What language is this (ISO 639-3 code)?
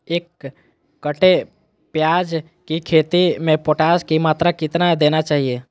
mag